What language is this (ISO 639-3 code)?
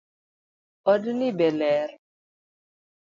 luo